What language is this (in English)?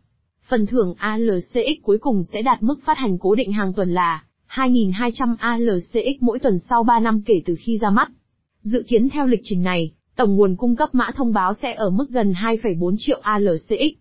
Vietnamese